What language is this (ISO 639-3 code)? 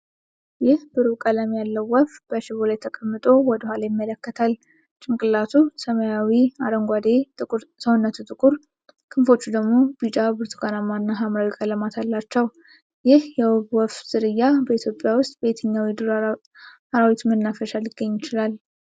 amh